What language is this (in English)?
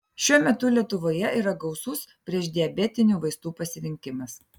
Lithuanian